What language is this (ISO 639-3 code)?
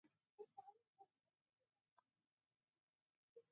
pus